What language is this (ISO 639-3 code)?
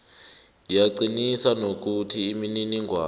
nbl